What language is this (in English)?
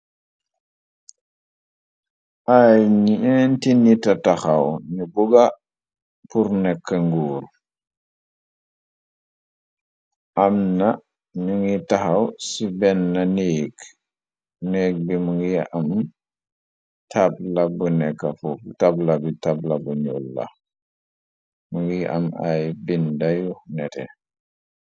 Wolof